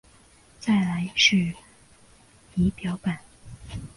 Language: Chinese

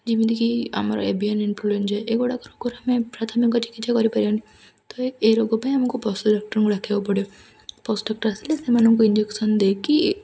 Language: Odia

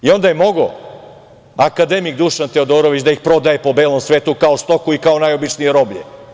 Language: Serbian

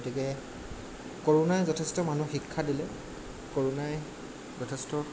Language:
Assamese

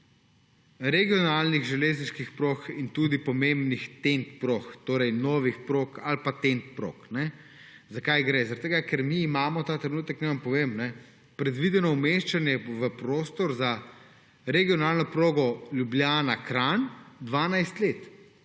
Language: Slovenian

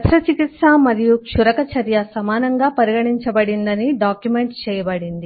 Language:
Telugu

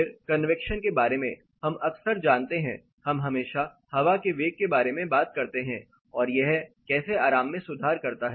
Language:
Hindi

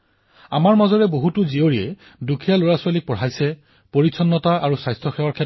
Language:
Assamese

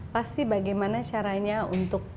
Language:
Indonesian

